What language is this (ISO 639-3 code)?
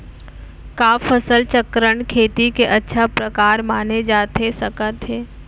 hne